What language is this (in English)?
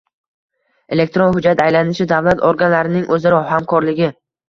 Uzbek